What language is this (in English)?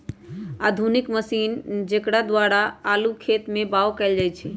Magahi